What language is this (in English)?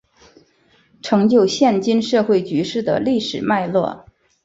Chinese